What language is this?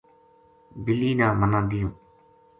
Gujari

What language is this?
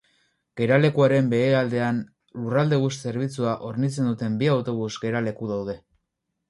Basque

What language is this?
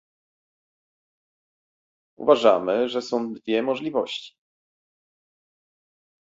Polish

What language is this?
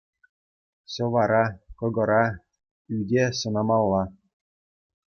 Chuvash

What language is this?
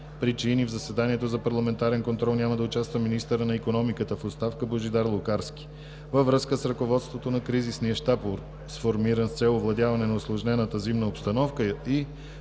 Bulgarian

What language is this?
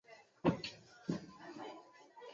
Chinese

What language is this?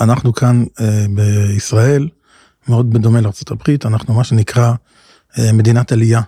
Hebrew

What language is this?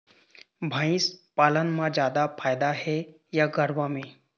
Chhattisgarhi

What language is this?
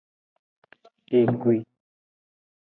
Aja (Benin)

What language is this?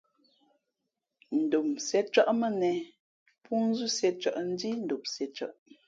Fe'fe'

